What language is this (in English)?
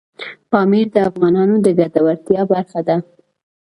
Pashto